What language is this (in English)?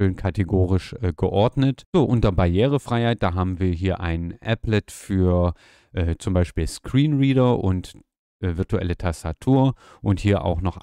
German